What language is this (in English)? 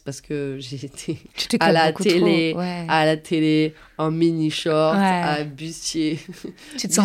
French